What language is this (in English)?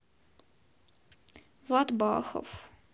Russian